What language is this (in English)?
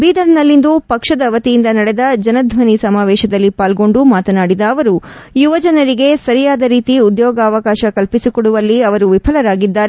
Kannada